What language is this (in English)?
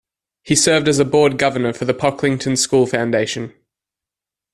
English